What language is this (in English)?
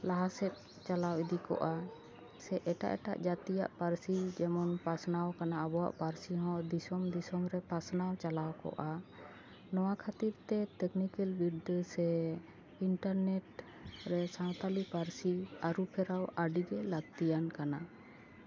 Santali